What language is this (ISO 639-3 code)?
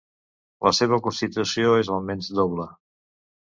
cat